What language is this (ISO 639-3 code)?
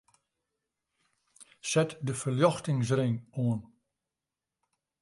fry